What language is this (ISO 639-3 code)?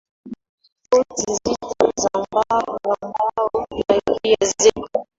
swa